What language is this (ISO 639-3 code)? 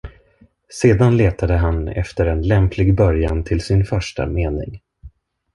swe